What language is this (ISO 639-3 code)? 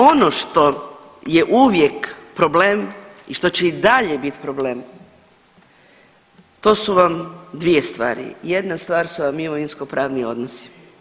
hrv